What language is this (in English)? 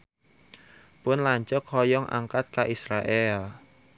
Sundanese